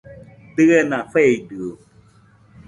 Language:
Nüpode Huitoto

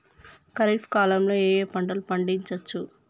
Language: Telugu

